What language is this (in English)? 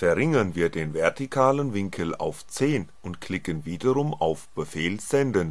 German